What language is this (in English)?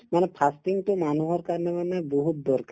Assamese